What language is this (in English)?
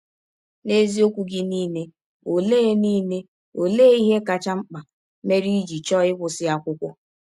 Igbo